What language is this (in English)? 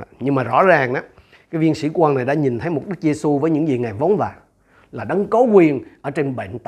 Vietnamese